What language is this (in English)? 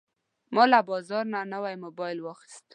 Pashto